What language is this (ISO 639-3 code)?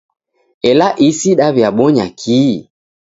dav